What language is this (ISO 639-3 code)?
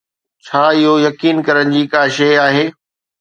snd